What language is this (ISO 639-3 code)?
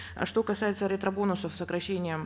kaz